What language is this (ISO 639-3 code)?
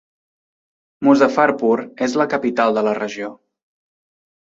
cat